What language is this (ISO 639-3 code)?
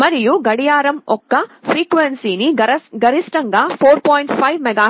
tel